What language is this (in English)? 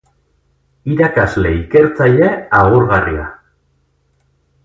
Basque